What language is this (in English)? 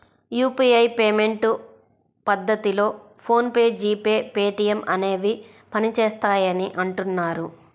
Telugu